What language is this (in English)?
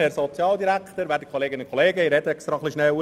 Swiss German